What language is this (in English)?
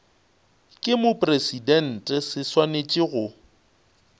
Northern Sotho